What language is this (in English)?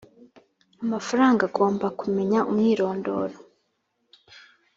Kinyarwanda